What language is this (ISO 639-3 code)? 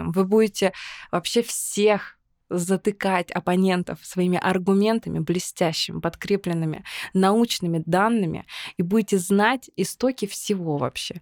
rus